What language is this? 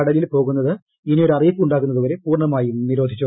Malayalam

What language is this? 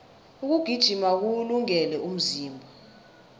South Ndebele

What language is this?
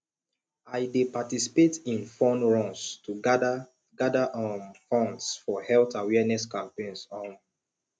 Nigerian Pidgin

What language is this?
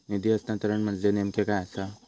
Marathi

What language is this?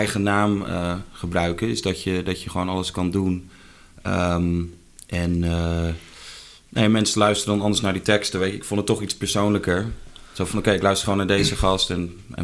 Dutch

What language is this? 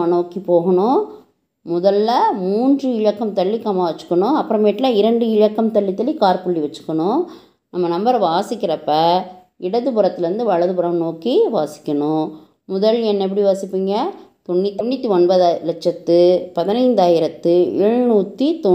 Tamil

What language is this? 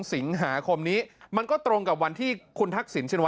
Thai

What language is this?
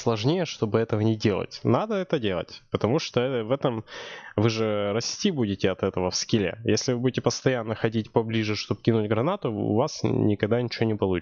Russian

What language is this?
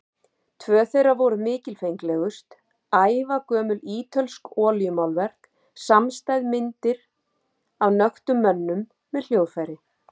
Icelandic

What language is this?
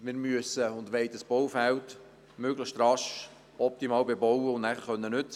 Swiss German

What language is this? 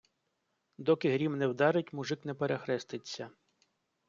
Ukrainian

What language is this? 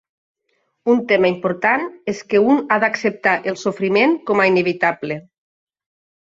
Catalan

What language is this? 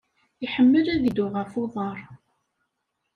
Kabyle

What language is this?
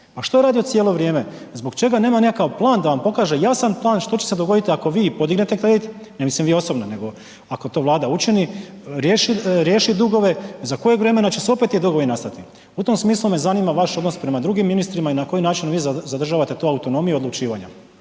Croatian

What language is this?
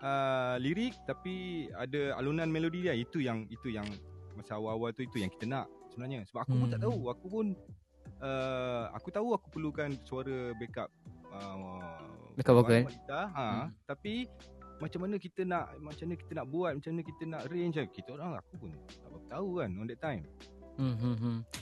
Malay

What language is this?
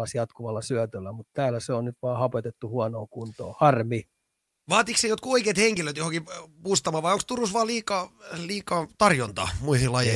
Finnish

